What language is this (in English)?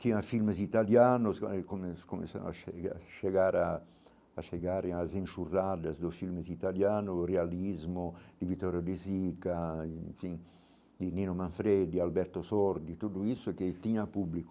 Portuguese